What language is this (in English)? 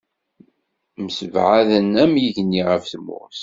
Kabyle